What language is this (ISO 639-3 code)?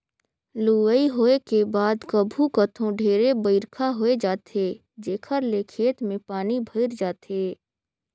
hne